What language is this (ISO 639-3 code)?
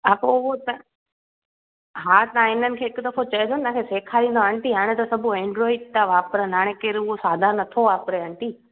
snd